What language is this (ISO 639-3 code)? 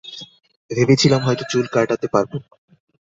ben